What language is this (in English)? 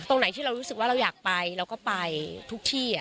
Thai